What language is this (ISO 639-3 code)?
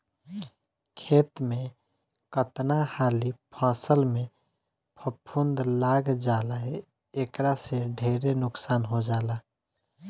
bho